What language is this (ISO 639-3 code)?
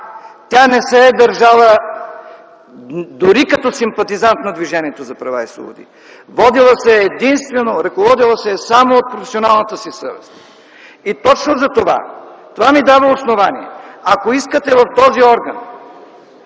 bul